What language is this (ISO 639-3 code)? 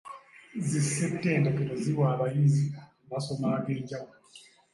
lug